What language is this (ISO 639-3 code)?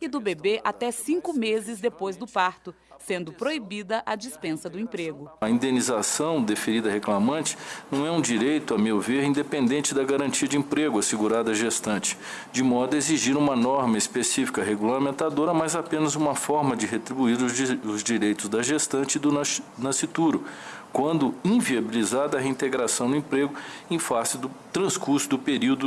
por